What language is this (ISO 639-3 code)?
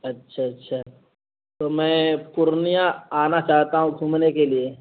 urd